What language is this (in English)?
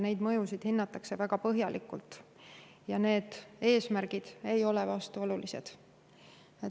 Estonian